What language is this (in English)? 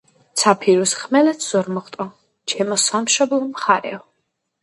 Georgian